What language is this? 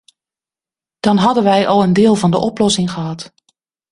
Dutch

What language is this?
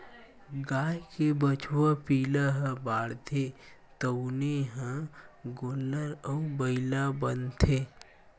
Chhattisgarhi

